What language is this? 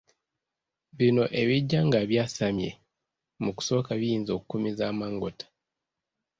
Ganda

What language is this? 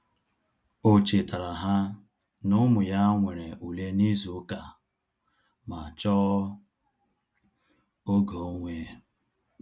Igbo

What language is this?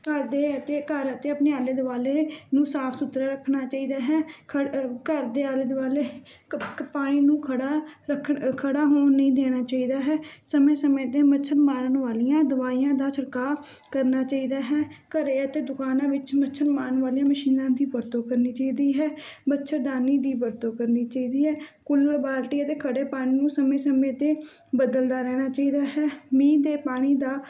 Punjabi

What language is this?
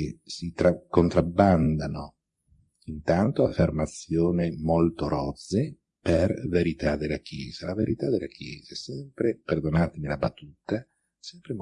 Italian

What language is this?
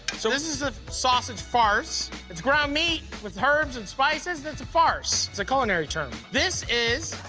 English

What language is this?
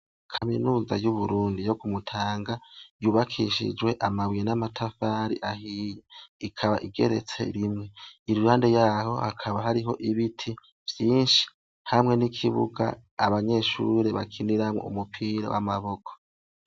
Rundi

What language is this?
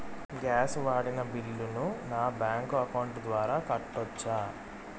Telugu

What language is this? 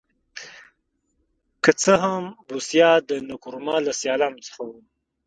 Pashto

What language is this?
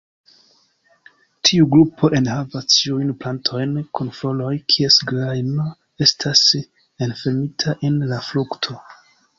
Esperanto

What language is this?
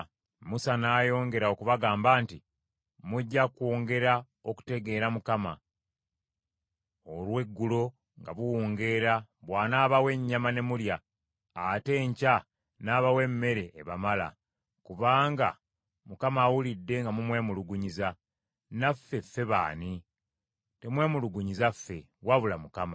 Ganda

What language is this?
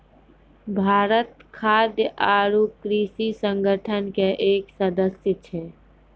Maithili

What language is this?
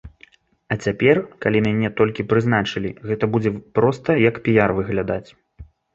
Belarusian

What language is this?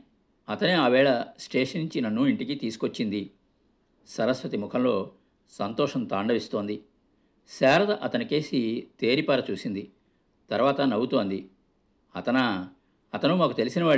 Telugu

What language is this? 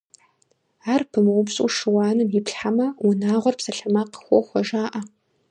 Kabardian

